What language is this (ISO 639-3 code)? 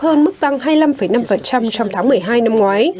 vie